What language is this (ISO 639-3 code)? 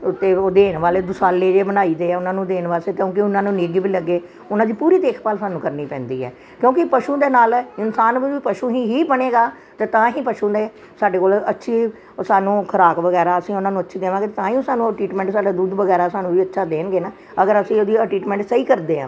pan